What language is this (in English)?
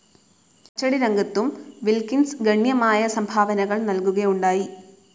Malayalam